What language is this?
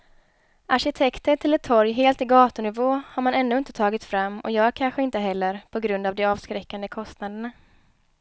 Swedish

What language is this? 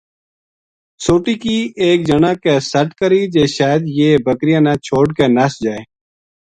Gujari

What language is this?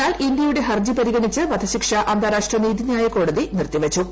Malayalam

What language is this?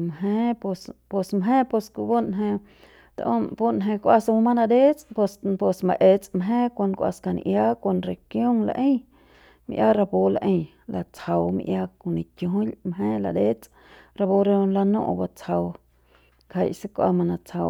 Central Pame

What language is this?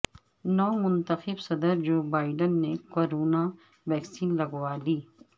Urdu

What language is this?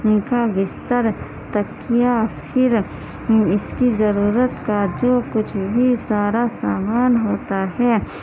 Urdu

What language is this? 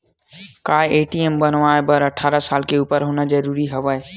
Chhattisgarhi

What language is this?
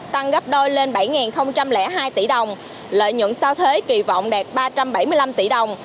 Vietnamese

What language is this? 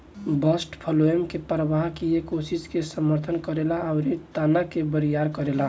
Bhojpuri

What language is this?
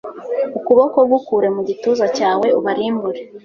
Kinyarwanda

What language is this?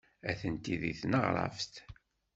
Kabyle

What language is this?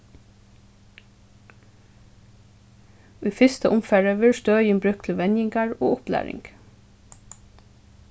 Faroese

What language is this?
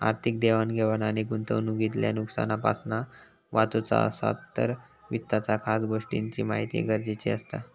Marathi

